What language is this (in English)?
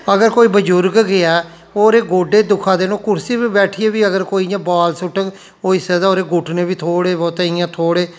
Dogri